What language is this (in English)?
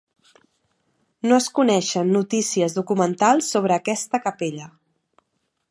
Catalan